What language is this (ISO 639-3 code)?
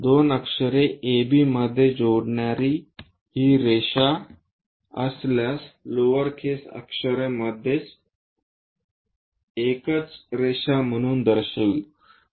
mar